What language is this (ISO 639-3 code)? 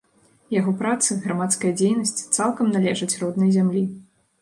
bel